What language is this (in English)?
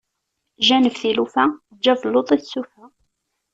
Kabyle